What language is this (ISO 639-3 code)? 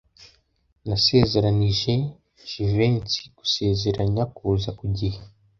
kin